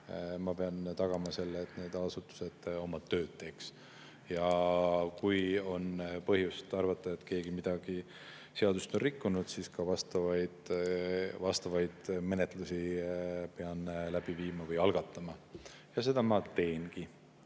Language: Estonian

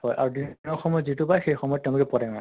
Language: Assamese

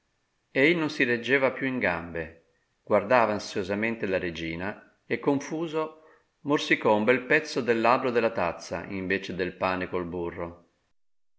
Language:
Italian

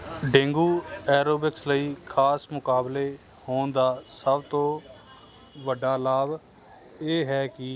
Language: Punjabi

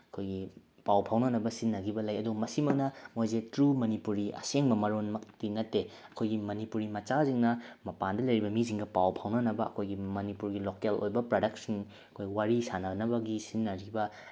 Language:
Manipuri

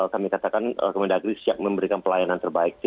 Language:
Indonesian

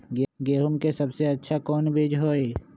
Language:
Magahi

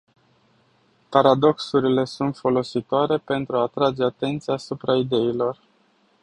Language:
Romanian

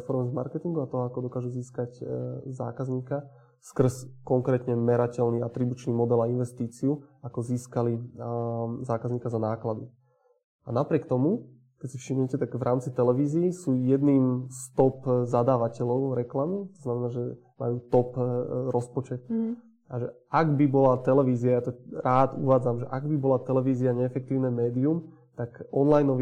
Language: Slovak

